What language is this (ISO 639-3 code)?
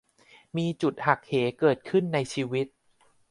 tha